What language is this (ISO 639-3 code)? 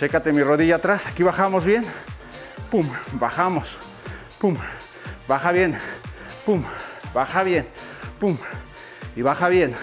spa